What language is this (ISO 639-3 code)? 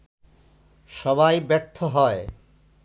ben